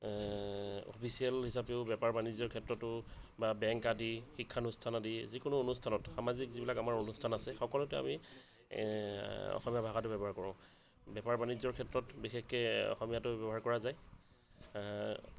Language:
Assamese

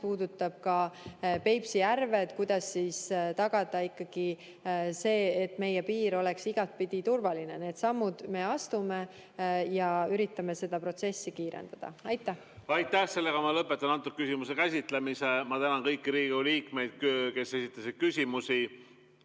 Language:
Estonian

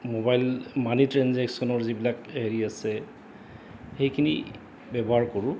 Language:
Assamese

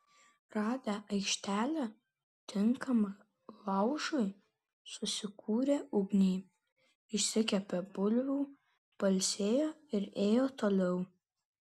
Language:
Lithuanian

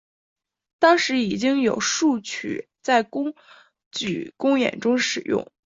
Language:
Chinese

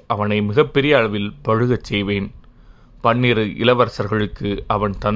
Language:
Tamil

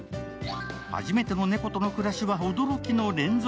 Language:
Japanese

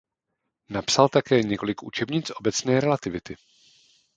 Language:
Czech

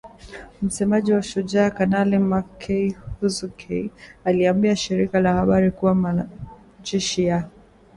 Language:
Swahili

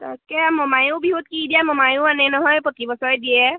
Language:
Assamese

